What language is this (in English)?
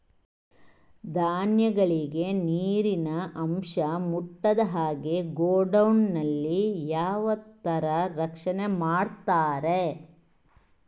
Kannada